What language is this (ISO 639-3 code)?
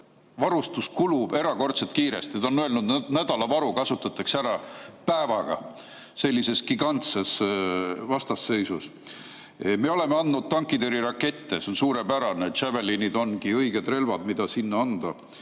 est